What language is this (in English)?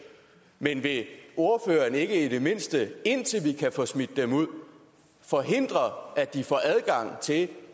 Danish